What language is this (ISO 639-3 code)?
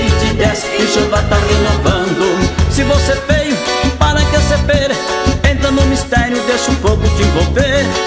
por